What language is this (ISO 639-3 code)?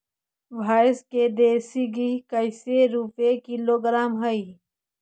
mag